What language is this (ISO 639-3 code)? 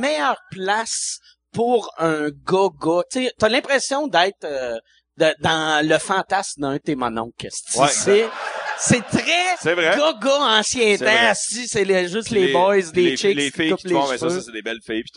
fra